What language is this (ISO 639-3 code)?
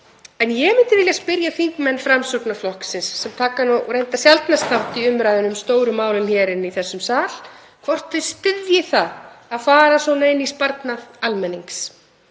isl